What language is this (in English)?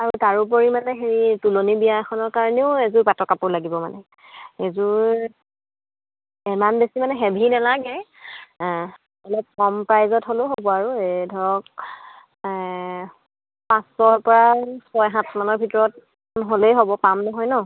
Assamese